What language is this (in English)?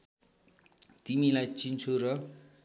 Nepali